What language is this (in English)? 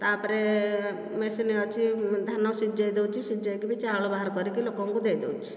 Odia